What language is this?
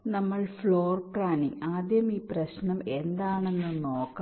Malayalam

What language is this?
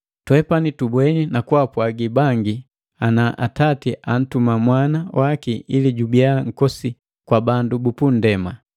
Matengo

